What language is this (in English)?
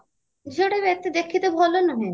Odia